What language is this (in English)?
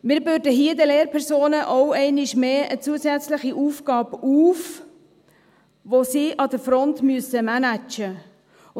Swiss German